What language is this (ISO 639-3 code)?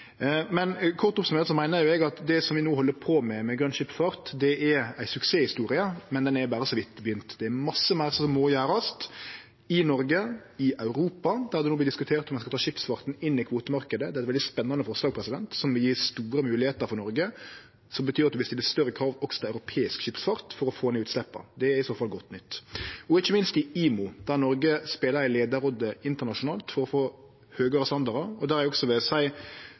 nno